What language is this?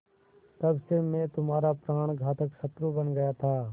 Hindi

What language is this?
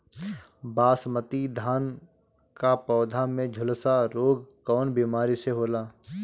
Bhojpuri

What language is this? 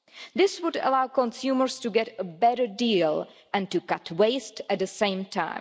English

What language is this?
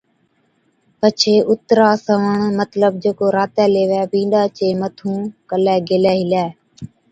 Od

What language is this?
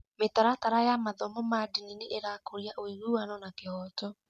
Kikuyu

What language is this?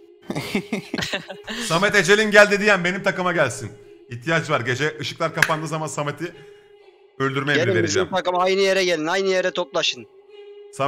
Turkish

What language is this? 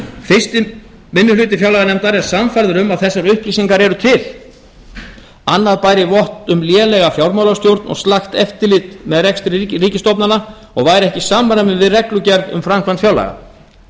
Icelandic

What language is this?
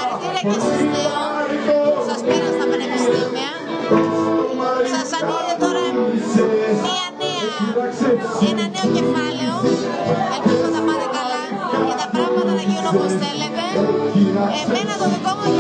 Greek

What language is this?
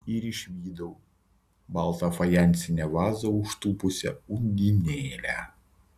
Lithuanian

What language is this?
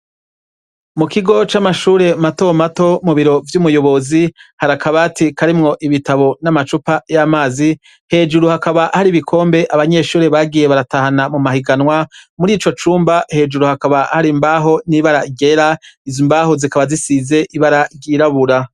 Rundi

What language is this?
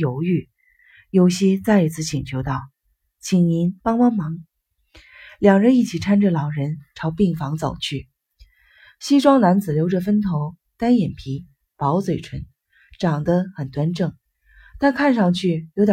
Chinese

